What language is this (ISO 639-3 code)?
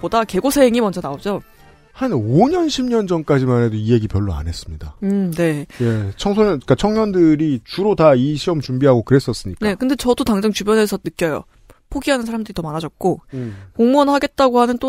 kor